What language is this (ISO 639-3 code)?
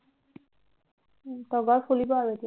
asm